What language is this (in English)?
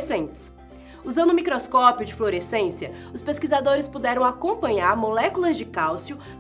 Portuguese